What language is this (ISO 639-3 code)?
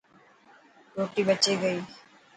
mki